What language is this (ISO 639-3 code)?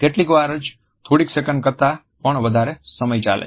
guj